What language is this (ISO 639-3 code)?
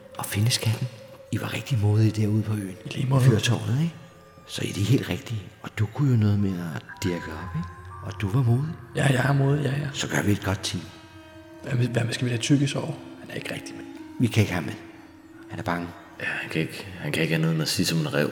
dan